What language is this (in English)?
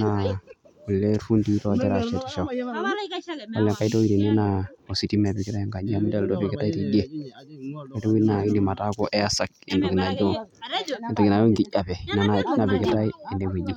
Masai